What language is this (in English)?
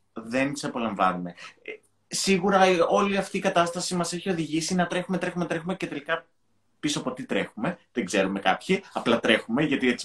Greek